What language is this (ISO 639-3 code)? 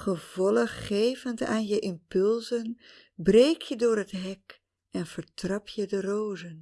nld